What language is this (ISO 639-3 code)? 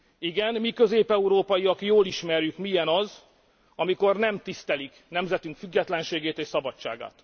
hun